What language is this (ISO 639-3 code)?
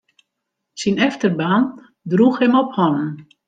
fry